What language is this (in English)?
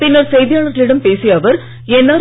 Tamil